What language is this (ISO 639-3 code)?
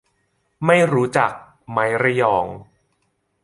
tha